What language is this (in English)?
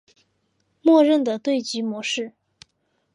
Chinese